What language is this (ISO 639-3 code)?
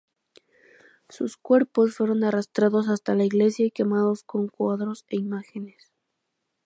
spa